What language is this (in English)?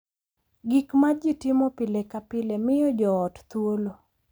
Luo (Kenya and Tanzania)